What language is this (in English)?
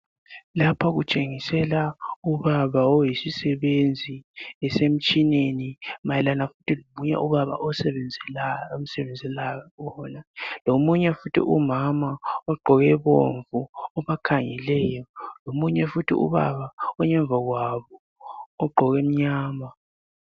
North Ndebele